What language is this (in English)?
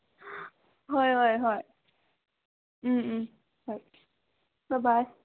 Manipuri